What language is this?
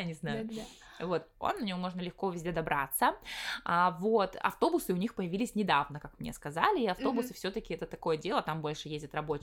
Russian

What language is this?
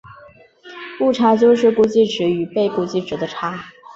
Chinese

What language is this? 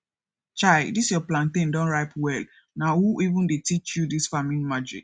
Nigerian Pidgin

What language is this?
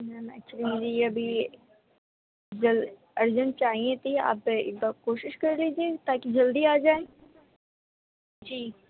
Urdu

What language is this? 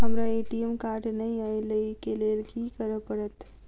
Maithili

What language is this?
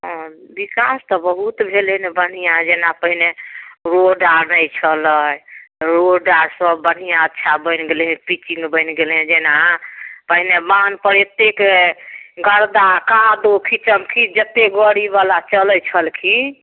Maithili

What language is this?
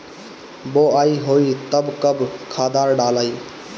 Bhojpuri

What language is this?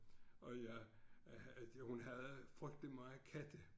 Danish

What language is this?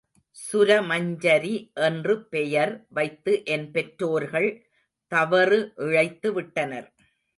Tamil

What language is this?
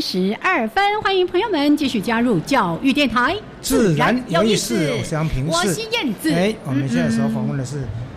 Chinese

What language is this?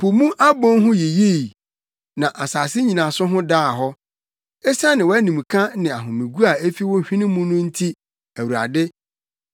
Akan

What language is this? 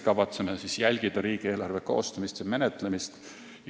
Estonian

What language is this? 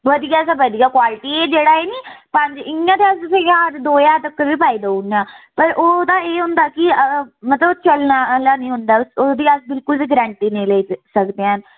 Dogri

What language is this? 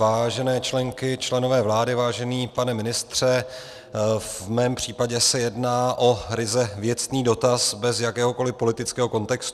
Czech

